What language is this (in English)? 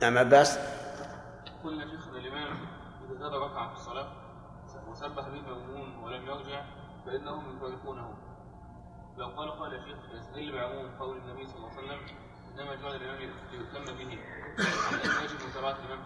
Arabic